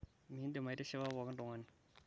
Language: Masai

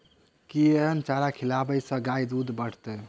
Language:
Maithili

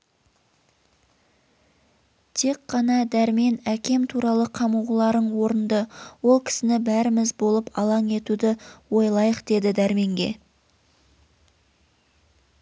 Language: Kazakh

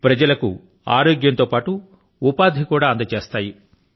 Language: Telugu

